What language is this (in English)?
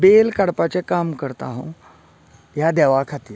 Konkani